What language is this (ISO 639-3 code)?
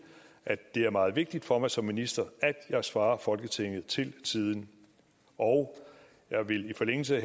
dan